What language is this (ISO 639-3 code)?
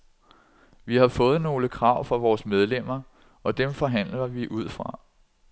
dan